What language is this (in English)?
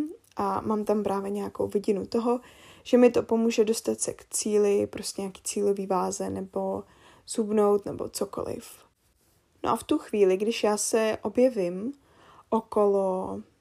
Czech